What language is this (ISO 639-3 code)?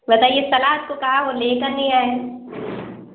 urd